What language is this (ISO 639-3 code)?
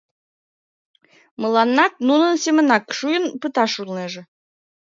chm